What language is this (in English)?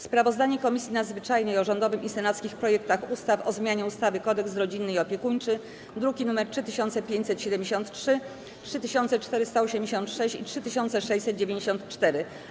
Polish